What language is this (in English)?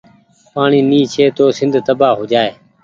Goaria